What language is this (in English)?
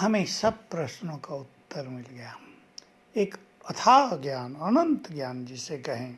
Hindi